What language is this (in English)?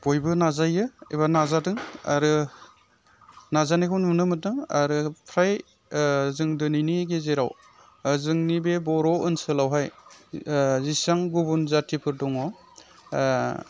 Bodo